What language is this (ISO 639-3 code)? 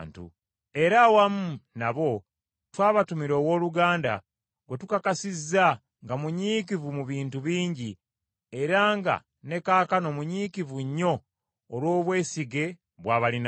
lug